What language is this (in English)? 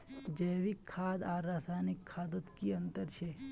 Magahi